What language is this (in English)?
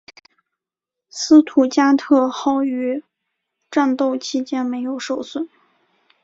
Chinese